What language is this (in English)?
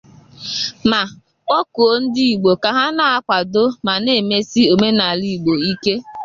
Igbo